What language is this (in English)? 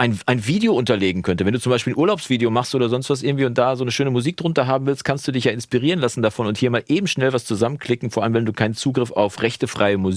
German